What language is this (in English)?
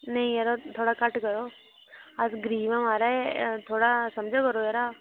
Dogri